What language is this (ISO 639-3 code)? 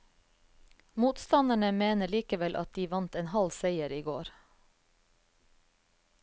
nor